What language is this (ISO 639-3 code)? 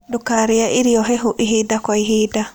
kik